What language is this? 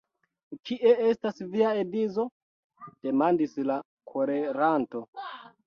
Esperanto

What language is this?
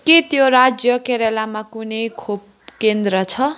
Nepali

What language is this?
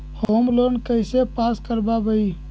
Magahi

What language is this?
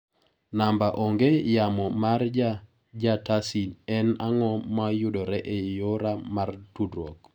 Luo (Kenya and Tanzania)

